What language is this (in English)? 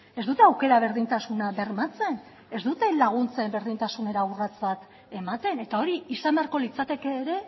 Basque